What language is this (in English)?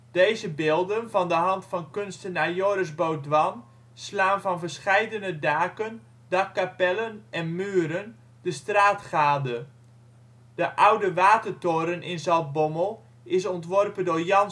Dutch